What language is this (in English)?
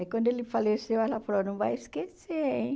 Portuguese